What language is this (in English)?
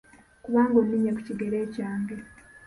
Ganda